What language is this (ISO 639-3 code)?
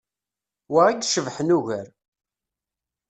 kab